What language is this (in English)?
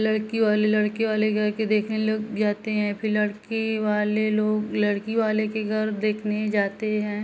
Hindi